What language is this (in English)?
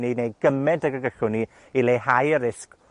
Welsh